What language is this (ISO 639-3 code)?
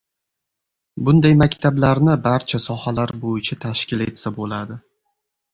uzb